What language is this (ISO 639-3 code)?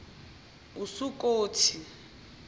zul